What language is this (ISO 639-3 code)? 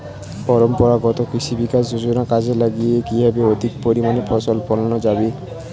ben